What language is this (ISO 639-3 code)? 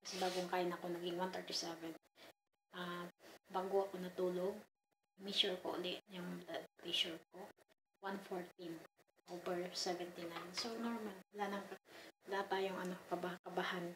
fil